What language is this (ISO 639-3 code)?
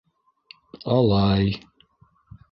bak